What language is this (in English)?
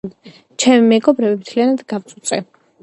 Georgian